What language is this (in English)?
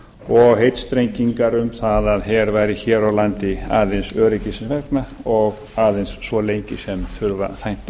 Icelandic